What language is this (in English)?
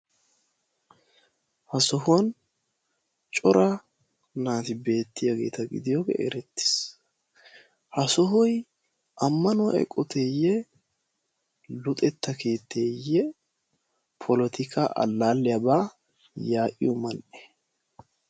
Wolaytta